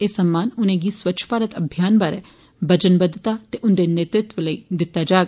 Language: Dogri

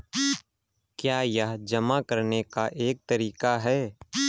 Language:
Hindi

